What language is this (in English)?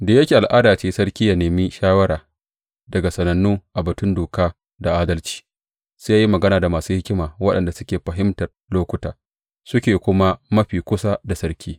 Hausa